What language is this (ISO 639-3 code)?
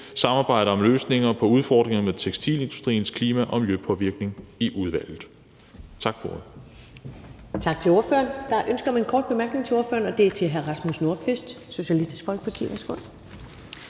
dan